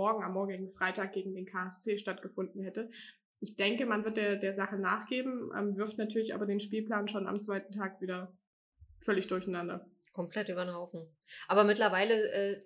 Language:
German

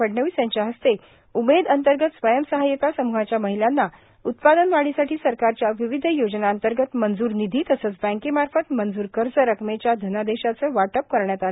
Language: Marathi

